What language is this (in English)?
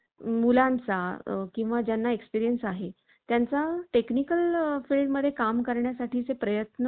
Marathi